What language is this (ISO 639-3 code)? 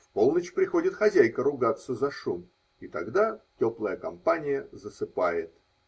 rus